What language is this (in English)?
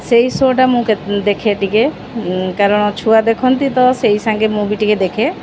Odia